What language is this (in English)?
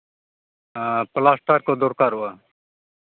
Santali